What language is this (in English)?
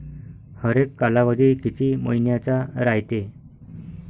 Marathi